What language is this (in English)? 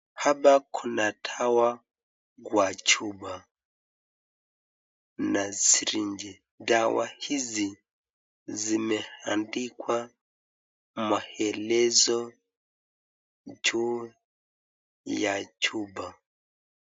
Swahili